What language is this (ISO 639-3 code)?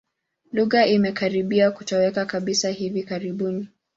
swa